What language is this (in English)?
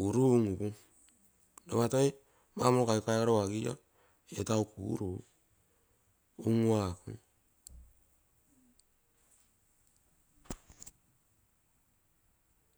Terei